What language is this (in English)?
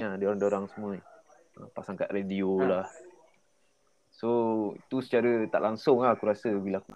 Malay